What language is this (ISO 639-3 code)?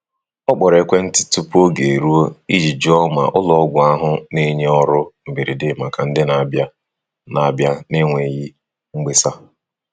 ibo